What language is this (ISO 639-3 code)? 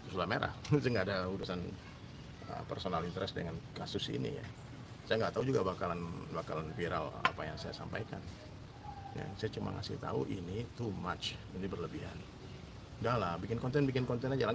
ind